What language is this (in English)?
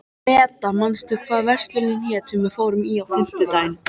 Icelandic